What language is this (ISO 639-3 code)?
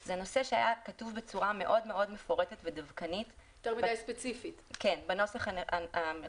heb